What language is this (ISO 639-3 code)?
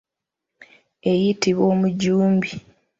lug